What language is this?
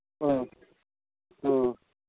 Manipuri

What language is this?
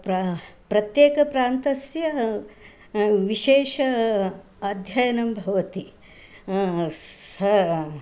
Sanskrit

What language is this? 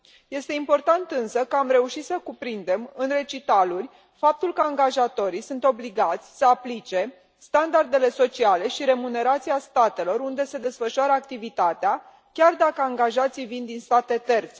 Romanian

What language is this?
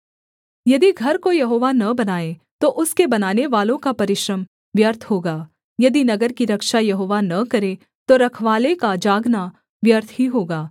Hindi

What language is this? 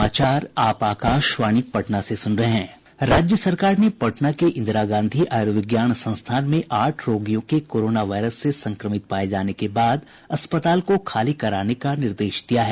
Hindi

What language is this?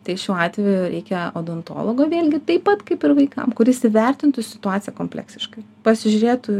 Lithuanian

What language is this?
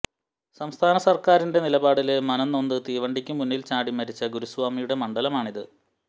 Malayalam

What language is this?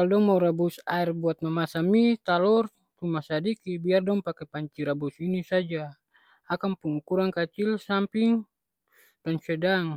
Ambonese Malay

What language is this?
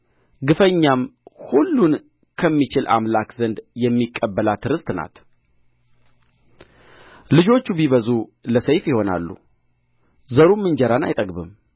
Amharic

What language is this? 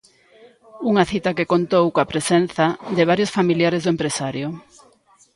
Galician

